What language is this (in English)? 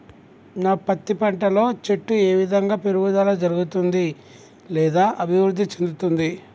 Telugu